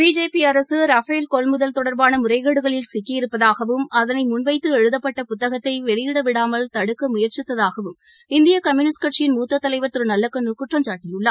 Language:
Tamil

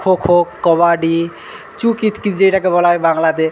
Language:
Bangla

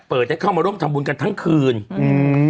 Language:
Thai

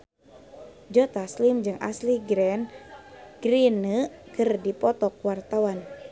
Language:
Sundanese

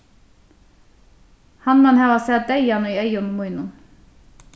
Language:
Faroese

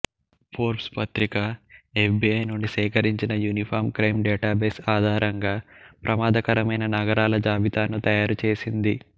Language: Telugu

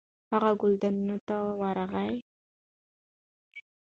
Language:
Pashto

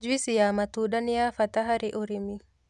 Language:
Kikuyu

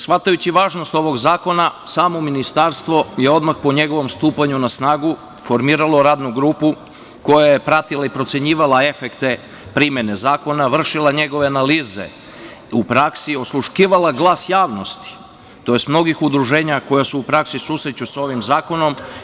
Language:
Serbian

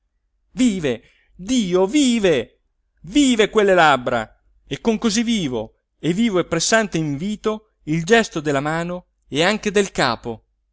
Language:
Italian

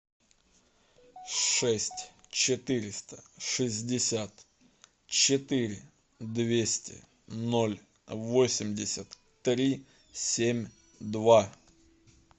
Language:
Russian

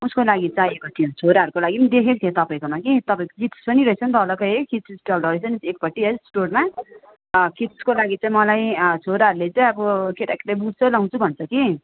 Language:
Nepali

